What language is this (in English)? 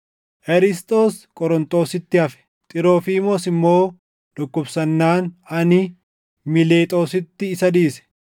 Oromo